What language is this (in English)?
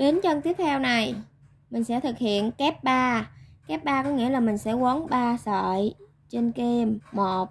Vietnamese